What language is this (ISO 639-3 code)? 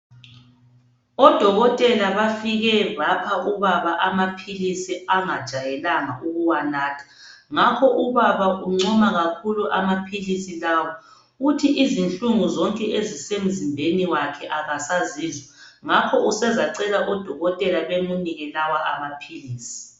nde